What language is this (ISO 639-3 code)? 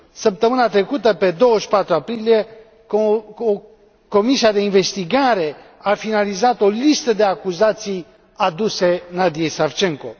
ron